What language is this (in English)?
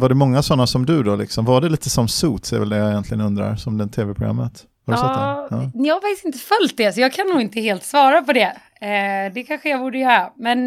Swedish